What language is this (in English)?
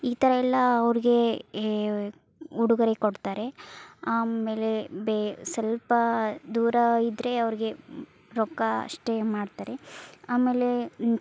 Kannada